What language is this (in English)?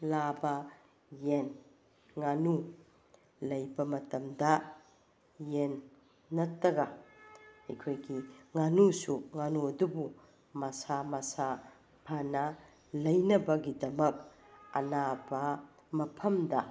Manipuri